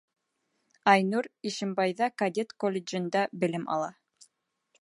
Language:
Bashkir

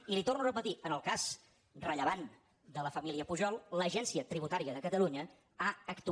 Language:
Catalan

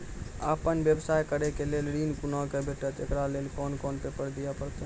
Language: Maithili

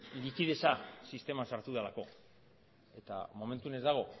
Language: Basque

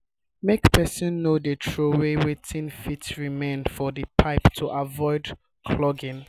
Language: Nigerian Pidgin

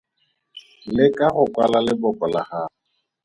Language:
Tswana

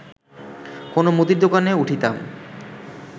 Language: Bangla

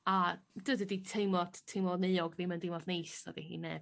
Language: Welsh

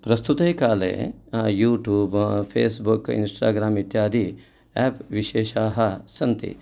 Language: Sanskrit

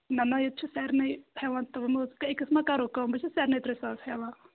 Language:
Kashmiri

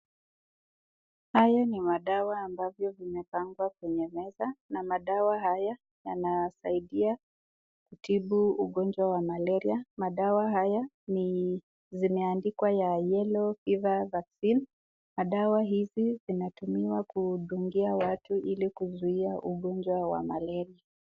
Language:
Swahili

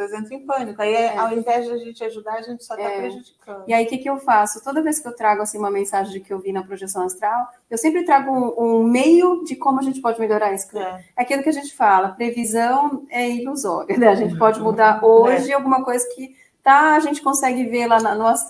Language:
Portuguese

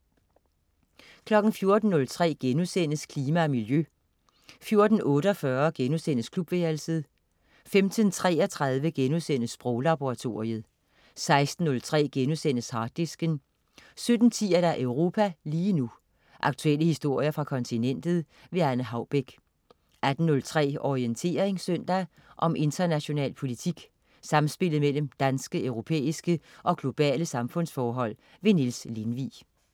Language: Danish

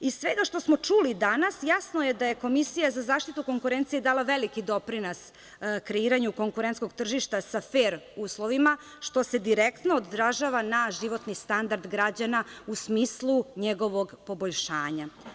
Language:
Serbian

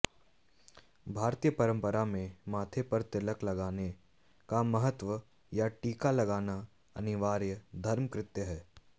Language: Hindi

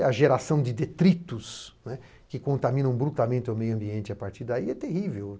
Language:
Portuguese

